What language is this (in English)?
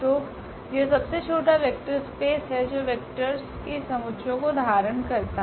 Hindi